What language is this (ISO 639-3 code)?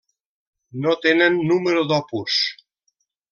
cat